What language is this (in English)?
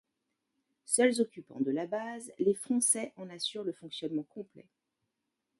French